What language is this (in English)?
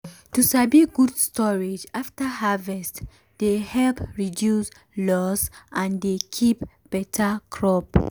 Nigerian Pidgin